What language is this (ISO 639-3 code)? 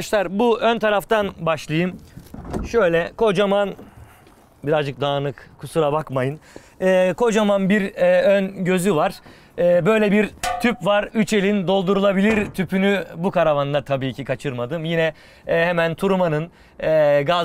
tur